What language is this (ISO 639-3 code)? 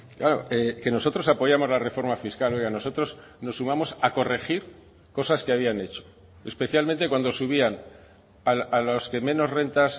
spa